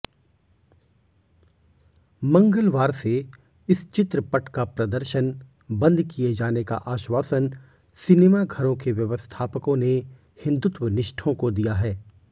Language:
Hindi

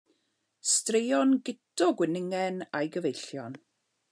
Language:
Welsh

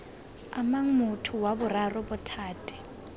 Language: Tswana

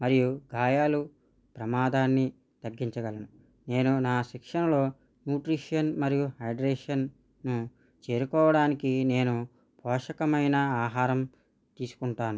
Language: Telugu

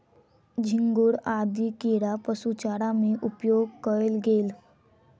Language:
Maithili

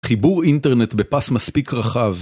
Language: Hebrew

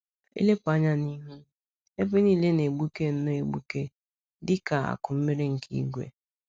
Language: Igbo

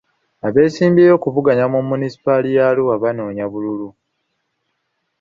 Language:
Ganda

